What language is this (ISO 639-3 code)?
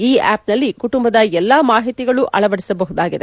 kan